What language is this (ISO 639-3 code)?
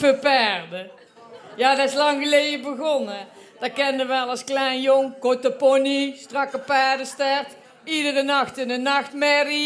nld